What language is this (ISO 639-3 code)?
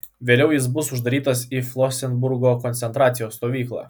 lit